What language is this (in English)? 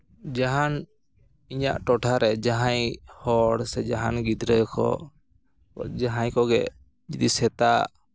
Santali